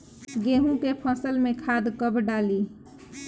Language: Bhojpuri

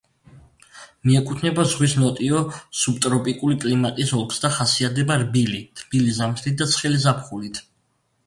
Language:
Georgian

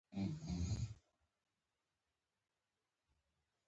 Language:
Pashto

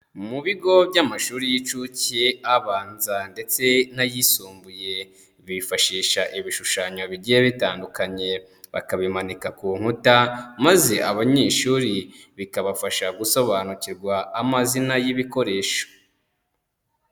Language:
Kinyarwanda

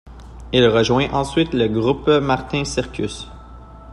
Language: French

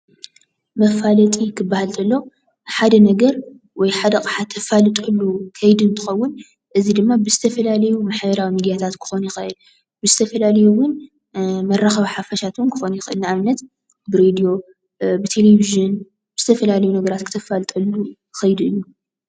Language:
Tigrinya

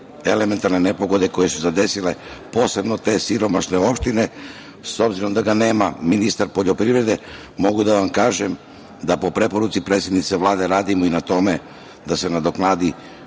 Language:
Serbian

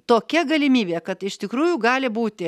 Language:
Lithuanian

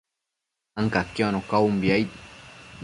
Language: Matsés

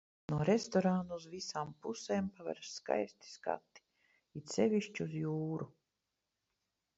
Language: Latvian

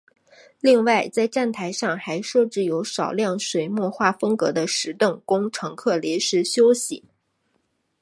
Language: Chinese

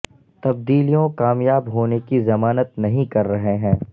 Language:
Urdu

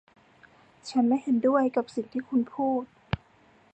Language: Thai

